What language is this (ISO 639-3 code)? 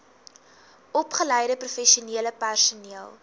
afr